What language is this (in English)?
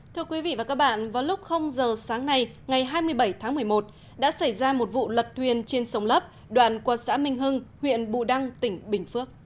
Vietnamese